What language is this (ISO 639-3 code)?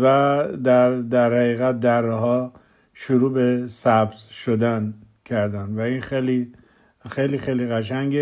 fas